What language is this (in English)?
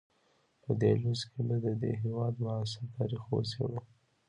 Pashto